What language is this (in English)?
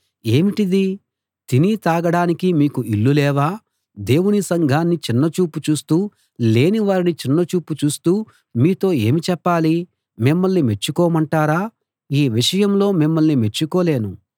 Telugu